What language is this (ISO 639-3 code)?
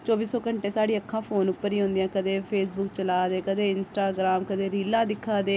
doi